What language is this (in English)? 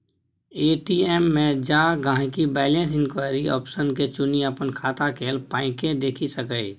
Maithili